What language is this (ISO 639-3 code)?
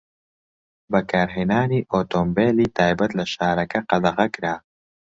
ckb